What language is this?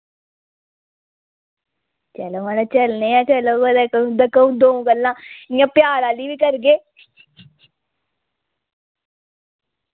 Dogri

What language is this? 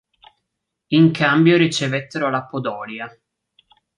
Italian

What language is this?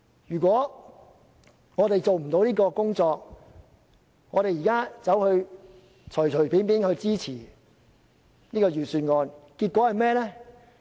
Cantonese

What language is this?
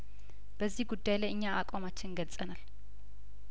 Amharic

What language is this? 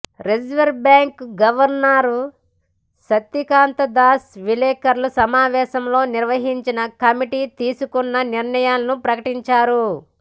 Telugu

